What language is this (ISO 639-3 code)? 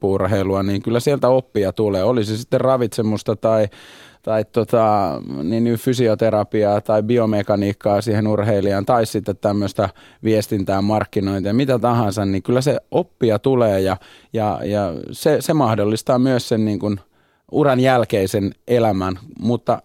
fin